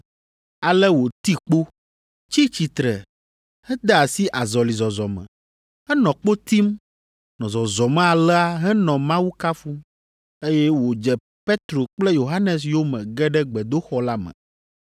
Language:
Ewe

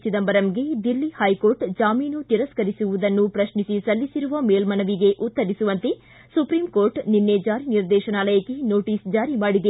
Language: Kannada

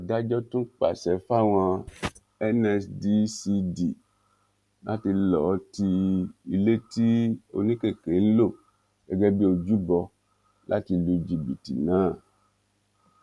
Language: Yoruba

